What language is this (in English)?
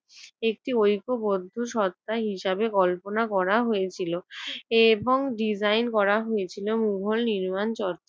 Bangla